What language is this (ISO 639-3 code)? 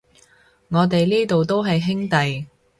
yue